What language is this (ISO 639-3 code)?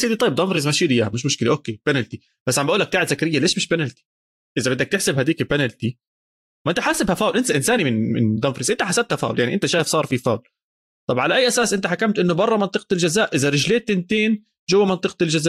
ara